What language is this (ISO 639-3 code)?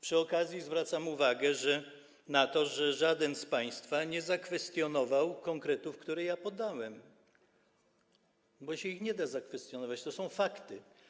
pol